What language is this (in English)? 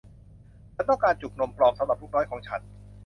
Thai